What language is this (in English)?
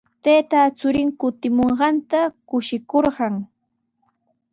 Sihuas Ancash Quechua